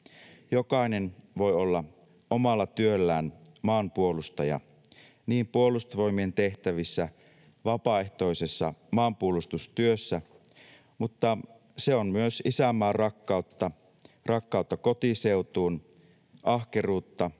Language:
Finnish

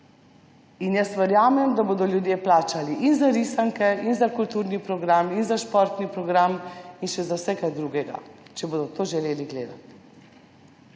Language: Slovenian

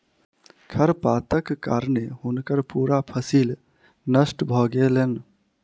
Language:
Maithili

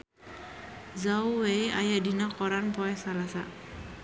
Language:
Sundanese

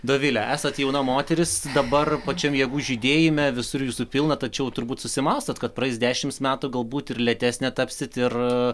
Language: Lithuanian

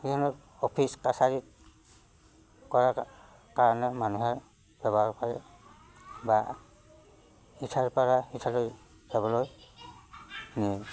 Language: Assamese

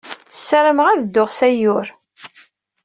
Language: Kabyle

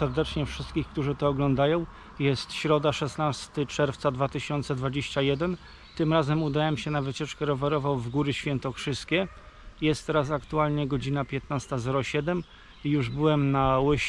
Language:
Polish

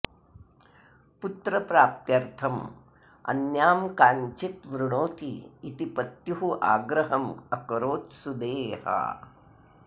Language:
Sanskrit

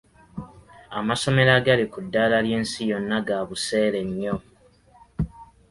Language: Ganda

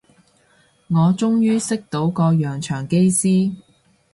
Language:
Cantonese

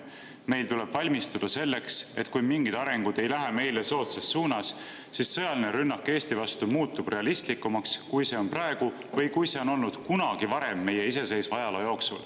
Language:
Estonian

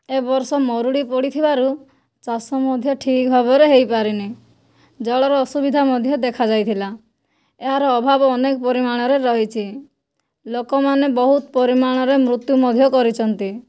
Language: Odia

